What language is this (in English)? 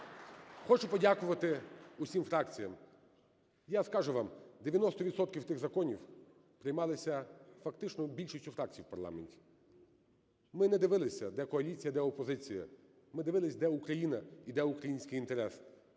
Ukrainian